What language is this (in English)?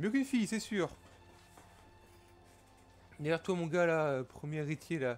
French